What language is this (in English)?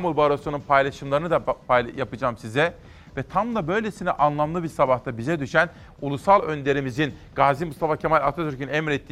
Turkish